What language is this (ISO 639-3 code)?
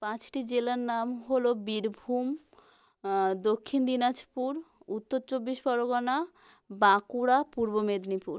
ben